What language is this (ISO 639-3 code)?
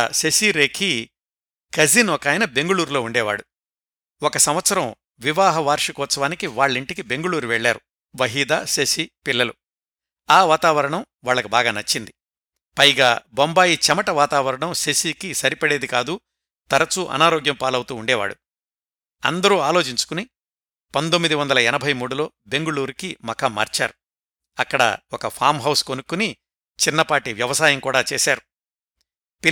tel